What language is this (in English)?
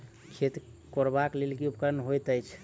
Maithili